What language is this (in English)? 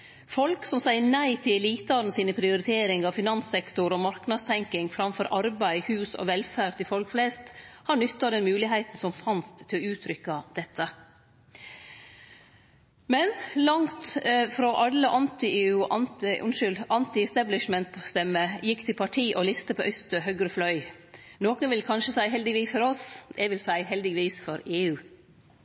Norwegian Nynorsk